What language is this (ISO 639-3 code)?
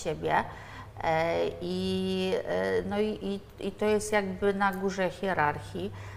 pol